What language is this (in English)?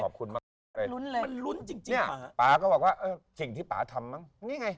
Thai